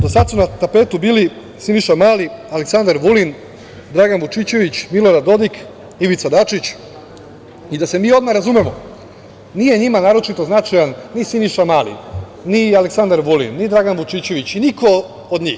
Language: Serbian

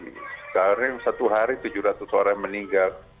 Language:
Indonesian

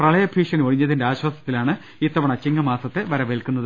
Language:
Malayalam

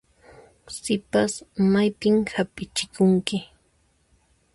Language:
Puno Quechua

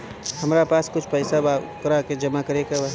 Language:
Bhojpuri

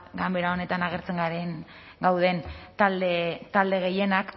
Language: Basque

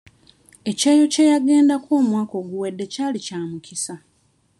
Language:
Ganda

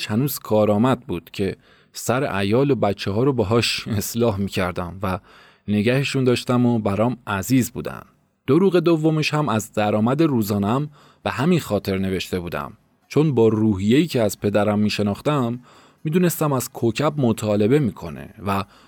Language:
Persian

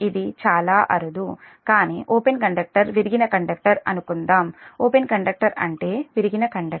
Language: Telugu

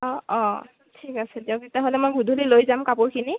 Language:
Assamese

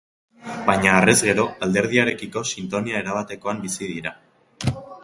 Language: Basque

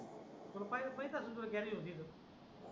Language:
Marathi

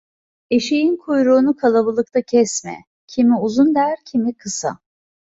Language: Turkish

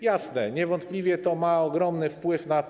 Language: Polish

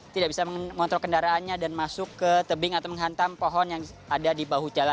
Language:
Indonesian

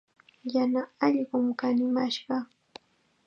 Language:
Chiquián Ancash Quechua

